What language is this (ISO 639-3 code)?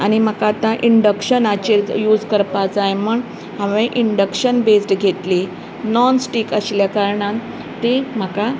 kok